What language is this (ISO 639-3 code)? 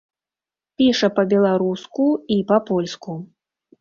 bel